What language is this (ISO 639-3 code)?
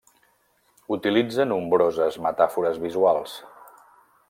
cat